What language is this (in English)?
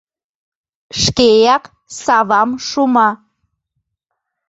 Mari